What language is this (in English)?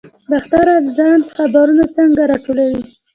Pashto